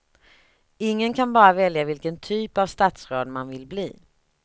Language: Swedish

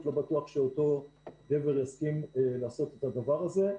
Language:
Hebrew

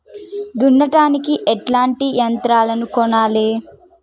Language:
Telugu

